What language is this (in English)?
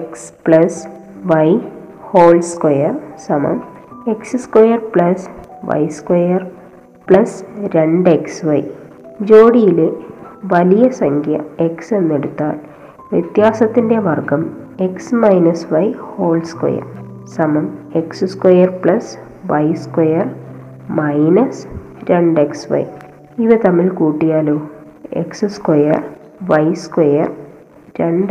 Malayalam